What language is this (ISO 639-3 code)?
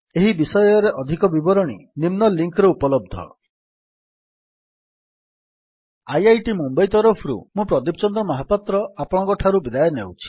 ori